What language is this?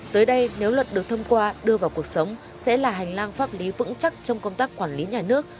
Vietnamese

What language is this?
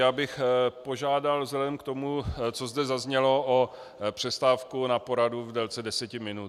Czech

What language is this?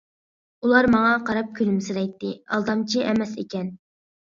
Uyghur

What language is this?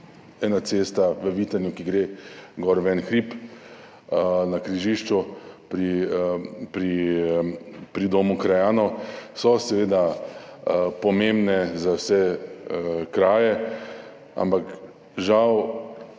Slovenian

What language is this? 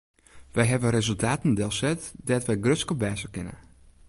Western Frisian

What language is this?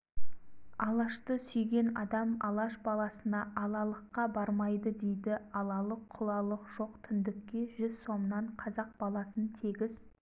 Kazakh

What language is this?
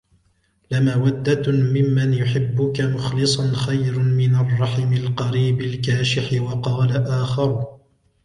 Arabic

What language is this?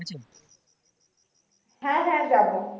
Bangla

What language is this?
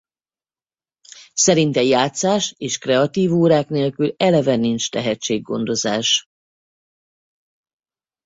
Hungarian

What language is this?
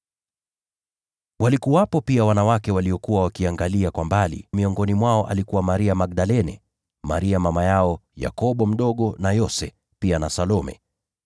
Swahili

